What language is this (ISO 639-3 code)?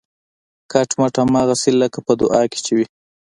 pus